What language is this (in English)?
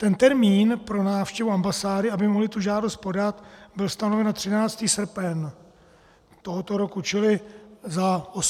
Czech